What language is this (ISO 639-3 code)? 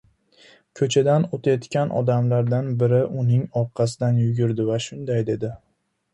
uzb